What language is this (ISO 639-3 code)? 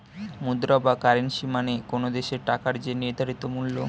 ben